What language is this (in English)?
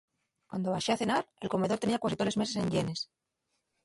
Asturian